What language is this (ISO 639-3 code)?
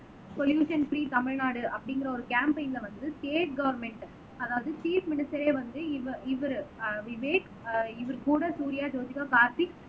tam